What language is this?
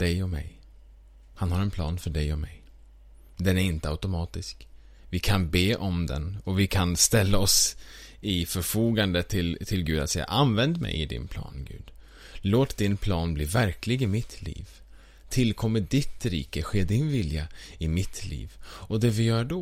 Swedish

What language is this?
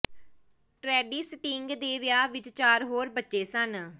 Punjabi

